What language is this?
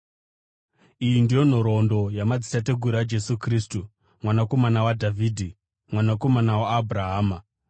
Shona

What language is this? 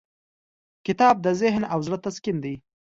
Pashto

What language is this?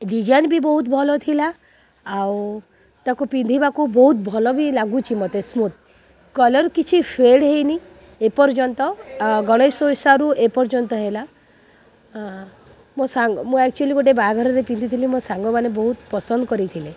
Odia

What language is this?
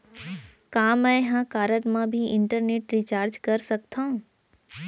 Chhattisgarhi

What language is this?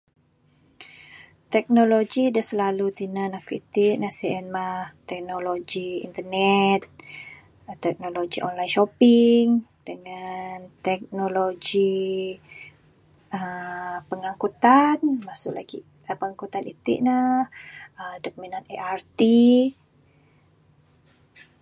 Bukar-Sadung Bidayuh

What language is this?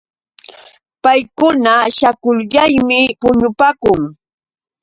Yauyos Quechua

